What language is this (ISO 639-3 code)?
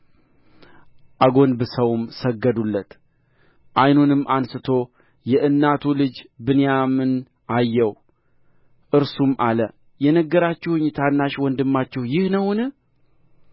amh